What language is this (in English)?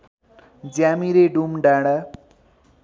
Nepali